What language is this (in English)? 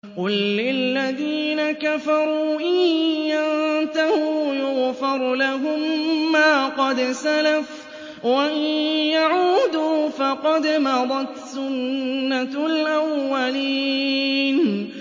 Arabic